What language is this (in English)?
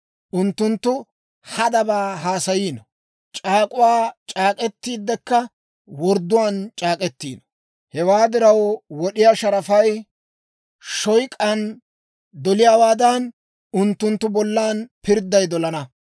Dawro